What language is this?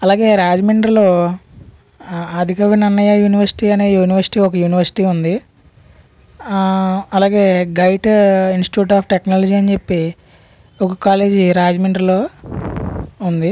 Telugu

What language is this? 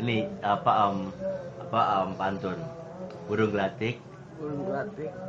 Indonesian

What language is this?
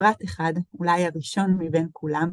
Hebrew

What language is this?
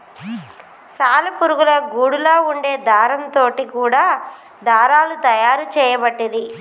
Telugu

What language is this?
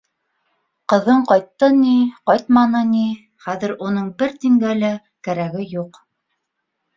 Bashkir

